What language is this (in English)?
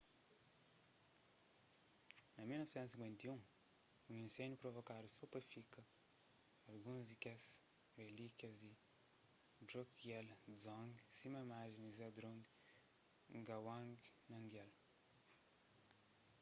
Kabuverdianu